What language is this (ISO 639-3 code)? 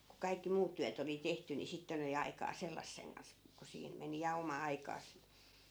fin